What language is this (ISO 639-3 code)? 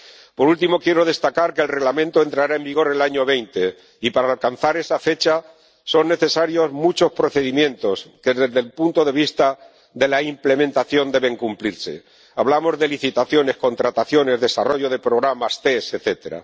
spa